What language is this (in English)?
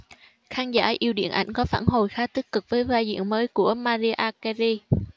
Vietnamese